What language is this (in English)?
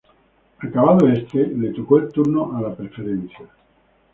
Spanish